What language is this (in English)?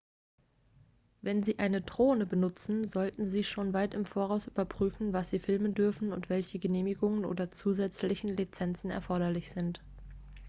German